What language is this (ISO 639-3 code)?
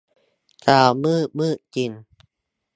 tha